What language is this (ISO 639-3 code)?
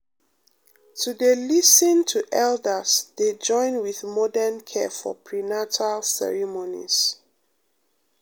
pcm